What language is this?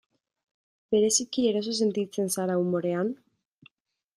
Basque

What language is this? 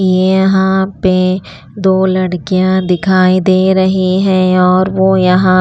Hindi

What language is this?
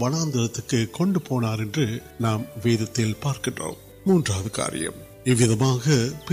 Urdu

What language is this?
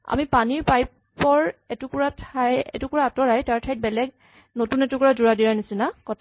Assamese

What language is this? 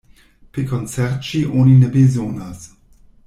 Esperanto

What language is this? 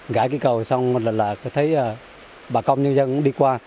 Vietnamese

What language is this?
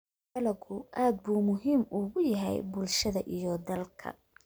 Somali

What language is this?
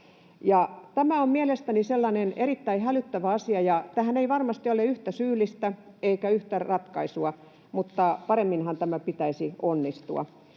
Finnish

